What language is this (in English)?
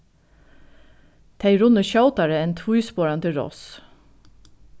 Faroese